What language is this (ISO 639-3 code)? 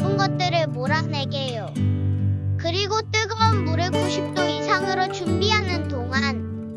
kor